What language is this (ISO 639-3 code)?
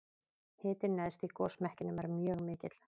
isl